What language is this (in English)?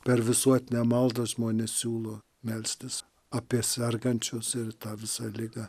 Lithuanian